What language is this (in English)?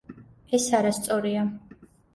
Georgian